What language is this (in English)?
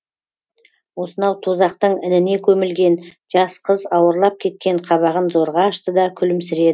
Kazakh